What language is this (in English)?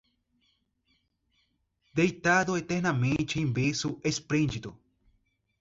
Portuguese